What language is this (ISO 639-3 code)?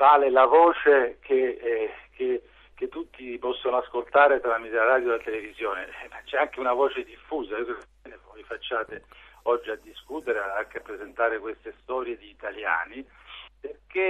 ita